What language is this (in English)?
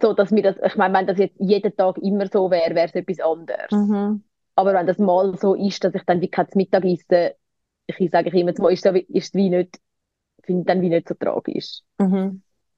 German